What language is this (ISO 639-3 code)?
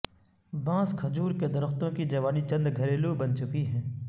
urd